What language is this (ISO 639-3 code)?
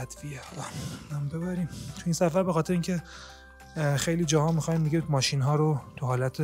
fas